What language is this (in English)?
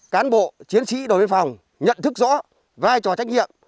Vietnamese